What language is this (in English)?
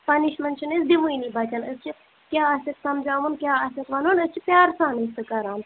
Kashmiri